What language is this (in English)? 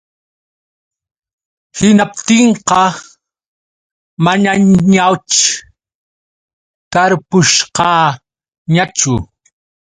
Yauyos Quechua